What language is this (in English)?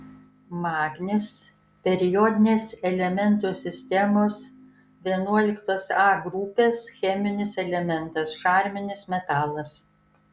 Lithuanian